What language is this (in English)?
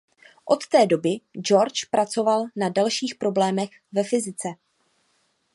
Czech